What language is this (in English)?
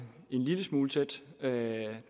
Danish